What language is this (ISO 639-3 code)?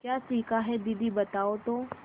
hin